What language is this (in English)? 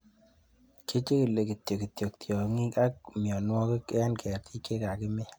Kalenjin